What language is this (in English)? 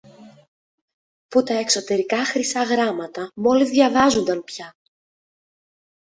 Greek